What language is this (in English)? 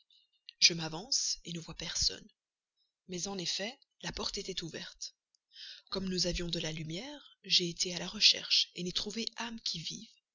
French